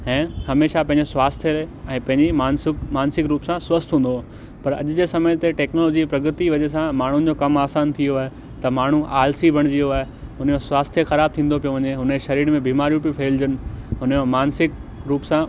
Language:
Sindhi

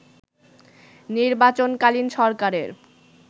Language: Bangla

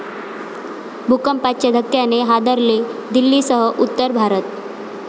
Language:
Marathi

